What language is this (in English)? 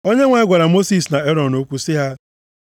Igbo